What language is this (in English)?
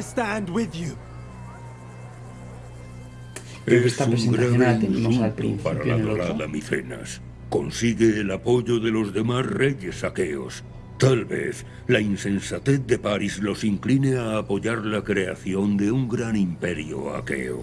Spanish